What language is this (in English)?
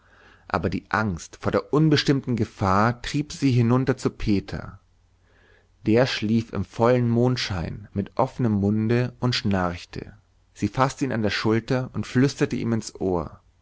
German